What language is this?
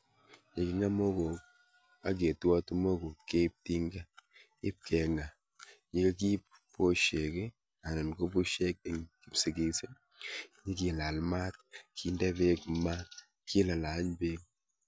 Kalenjin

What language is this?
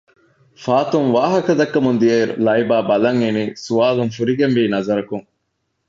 Divehi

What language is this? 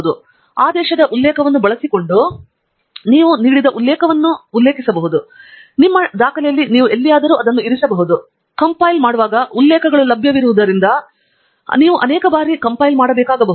Kannada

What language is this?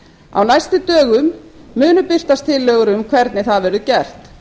Icelandic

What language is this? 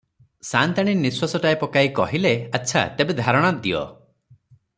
Odia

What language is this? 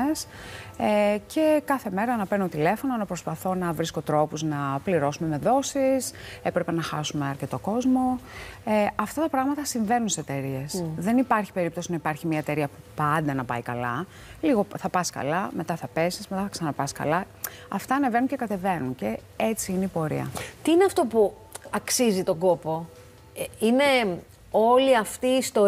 Greek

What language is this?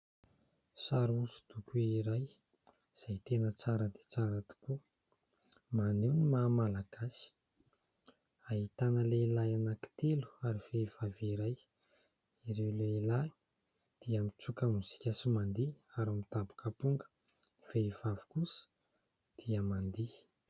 Malagasy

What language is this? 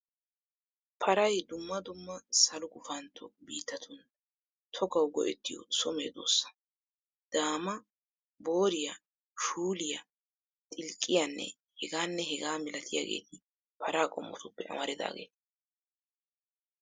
Wolaytta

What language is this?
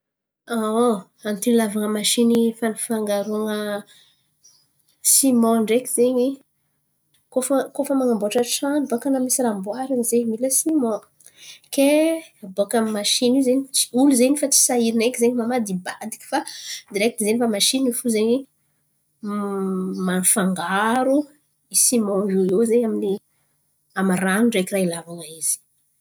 Antankarana Malagasy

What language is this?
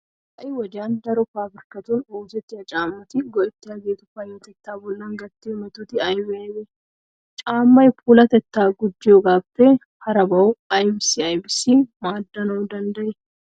Wolaytta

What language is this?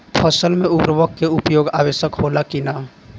Bhojpuri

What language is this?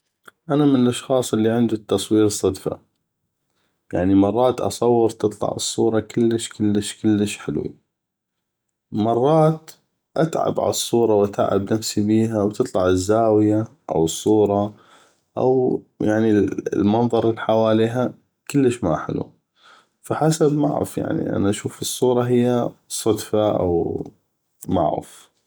North Mesopotamian Arabic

